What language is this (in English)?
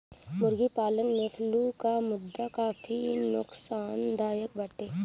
Bhojpuri